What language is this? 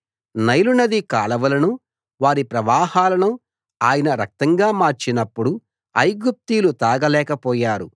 Telugu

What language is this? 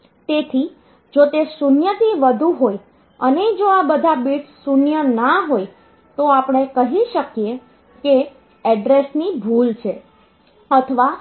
Gujarati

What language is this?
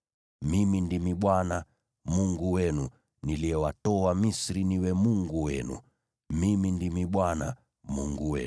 Swahili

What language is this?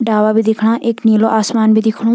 Garhwali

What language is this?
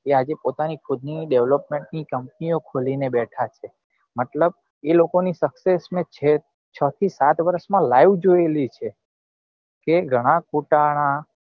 Gujarati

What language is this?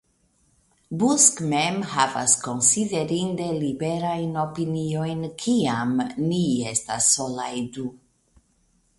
Esperanto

